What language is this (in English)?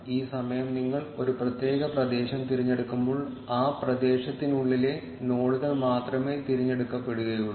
Malayalam